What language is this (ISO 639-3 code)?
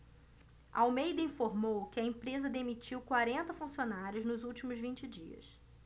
por